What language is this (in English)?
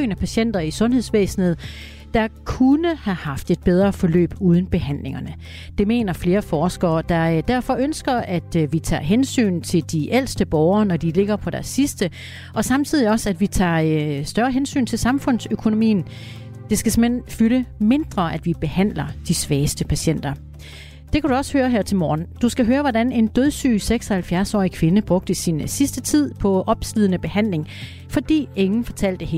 Danish